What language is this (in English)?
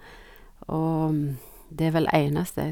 Norwegian